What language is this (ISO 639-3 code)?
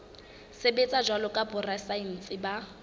sot